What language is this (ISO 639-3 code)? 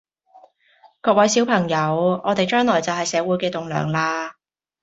yue